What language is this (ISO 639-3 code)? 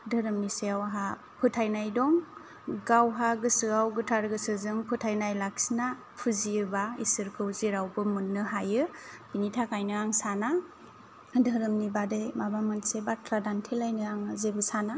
brx